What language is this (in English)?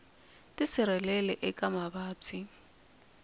Tsonga